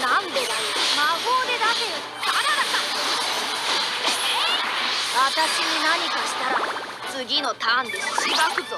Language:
Japanese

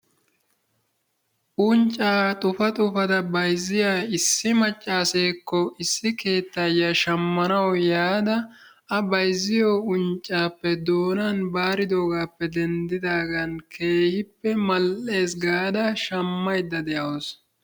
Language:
Wolaytta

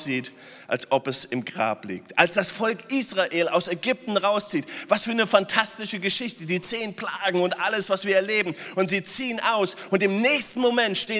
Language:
German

